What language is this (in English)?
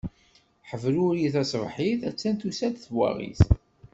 Kabyle